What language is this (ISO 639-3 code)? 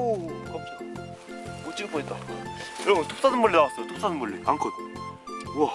kor